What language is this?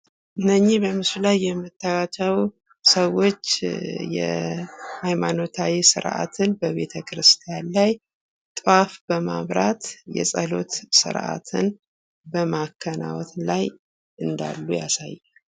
Amharic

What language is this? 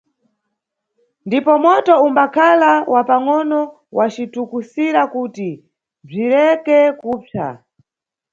Nyungwe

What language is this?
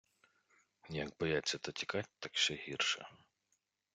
Ukrainian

